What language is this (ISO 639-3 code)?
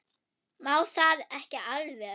isl